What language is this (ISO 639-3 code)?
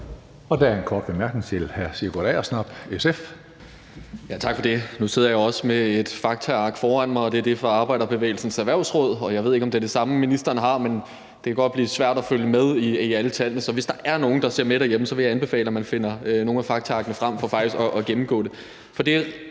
dan